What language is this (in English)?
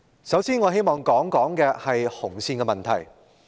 Cantonese